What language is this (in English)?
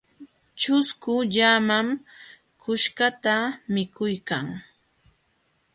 Jauja Wanca Quechua